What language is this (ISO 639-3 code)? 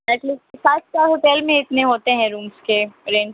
urd